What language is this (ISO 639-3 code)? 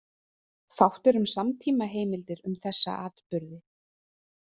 isl